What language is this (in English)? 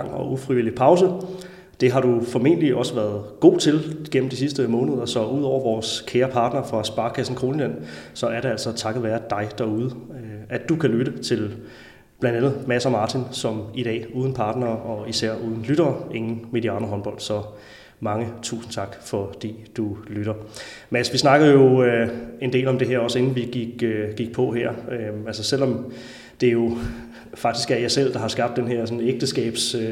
Danish